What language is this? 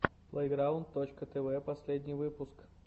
Russian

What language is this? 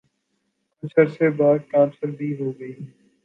Urdu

